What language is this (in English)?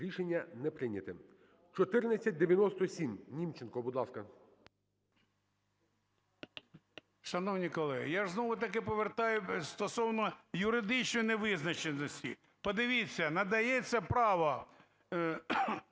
Ukrainian